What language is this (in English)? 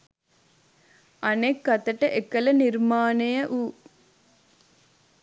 Sinhala